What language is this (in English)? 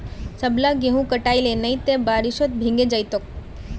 Magahi